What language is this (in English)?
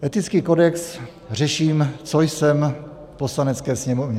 Czech